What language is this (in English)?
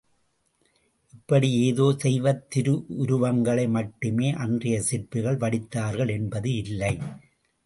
Tamil